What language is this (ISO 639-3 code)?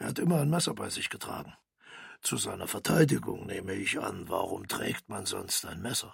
deu